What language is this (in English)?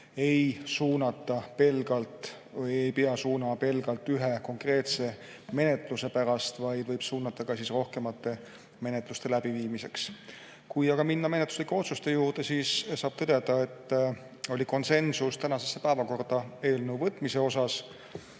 Estonian